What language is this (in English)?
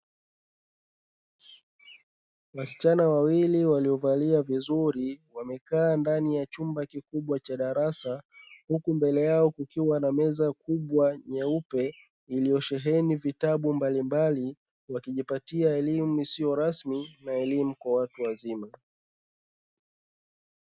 Swahili